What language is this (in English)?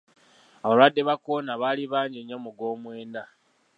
Ganda